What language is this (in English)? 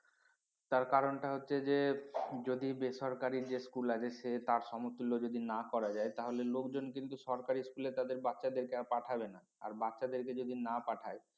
Bangla